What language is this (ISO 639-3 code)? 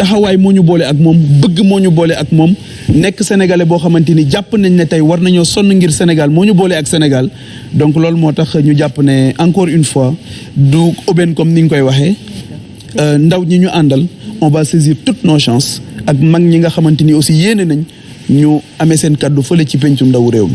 fra